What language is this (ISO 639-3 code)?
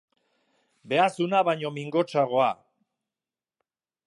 eus